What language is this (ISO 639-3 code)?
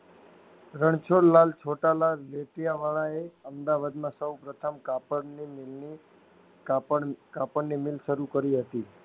guj